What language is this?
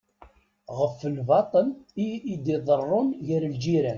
Kabyle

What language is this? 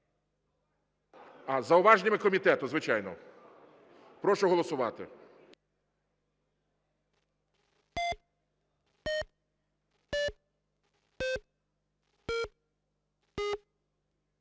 Ukrainian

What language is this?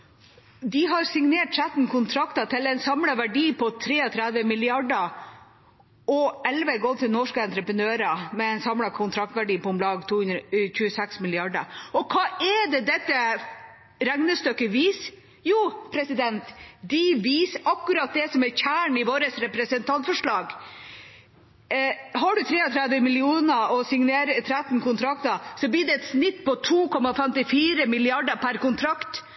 Norwegian Bokmål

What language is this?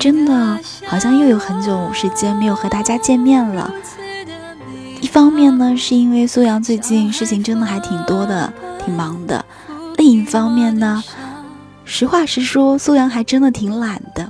Chinese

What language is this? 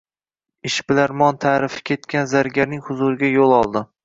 Uzbek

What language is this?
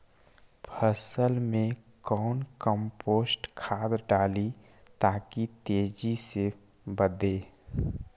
Magahi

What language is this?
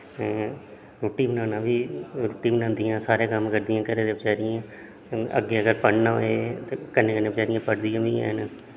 Dogri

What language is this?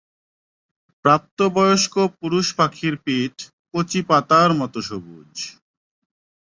Bangla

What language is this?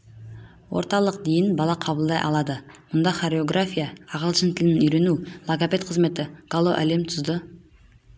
Kazakh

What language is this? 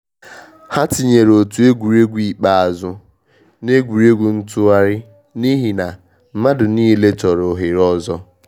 Igbo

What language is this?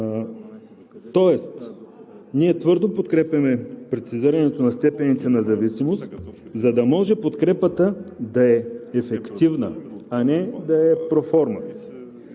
Bulgarian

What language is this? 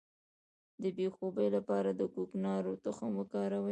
Pashto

